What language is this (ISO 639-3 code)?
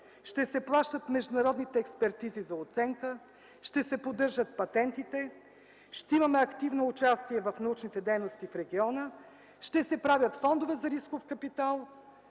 bul